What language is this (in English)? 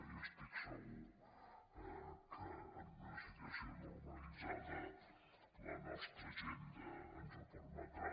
Catalan